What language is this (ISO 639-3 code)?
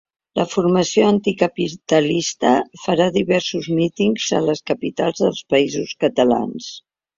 cat